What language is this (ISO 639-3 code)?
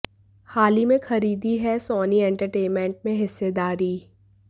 hin